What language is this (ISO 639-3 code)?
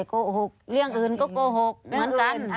tha